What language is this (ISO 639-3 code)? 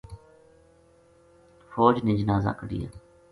gju